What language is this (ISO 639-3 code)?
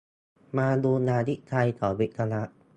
tha